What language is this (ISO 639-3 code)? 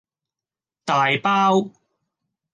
yue